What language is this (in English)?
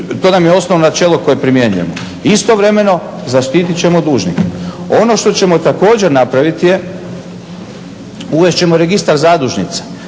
Croatian